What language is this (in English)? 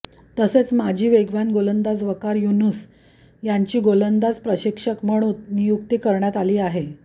Marathi